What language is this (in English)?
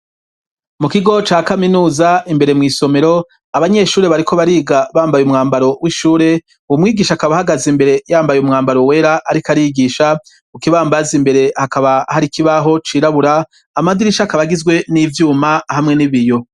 Rundi